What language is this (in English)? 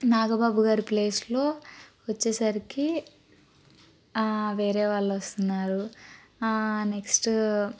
Telugu